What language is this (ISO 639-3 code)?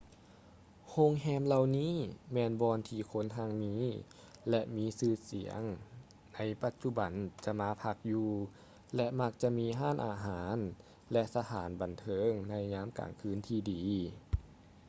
lao